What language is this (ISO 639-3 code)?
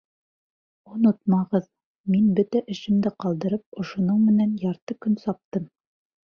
bak